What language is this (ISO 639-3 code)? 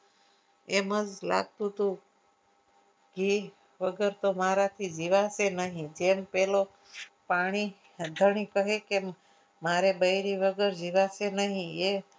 guj